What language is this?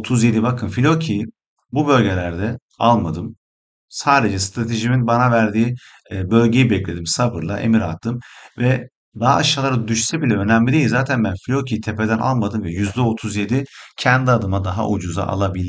Turkish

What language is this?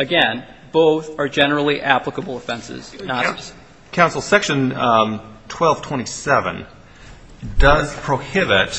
English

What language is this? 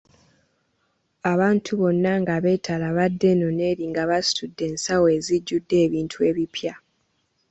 Ganda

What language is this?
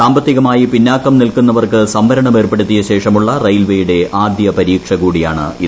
Malayalam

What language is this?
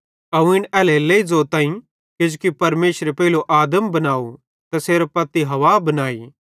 Bhadrawahi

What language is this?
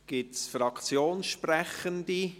Swiss German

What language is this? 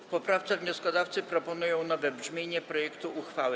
Polish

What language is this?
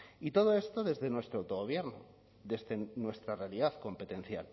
Spanish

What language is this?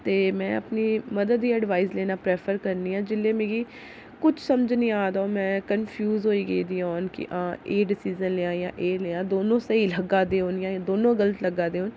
Dogri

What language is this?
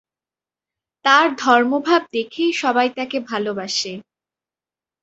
Bangla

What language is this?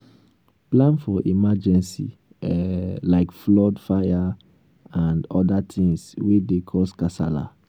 Nigerian Pidgin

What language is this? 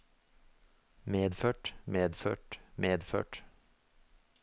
Norwegian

